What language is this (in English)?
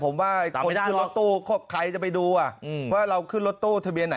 Thai